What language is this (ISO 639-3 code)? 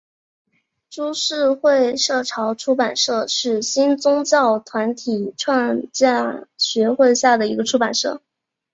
zho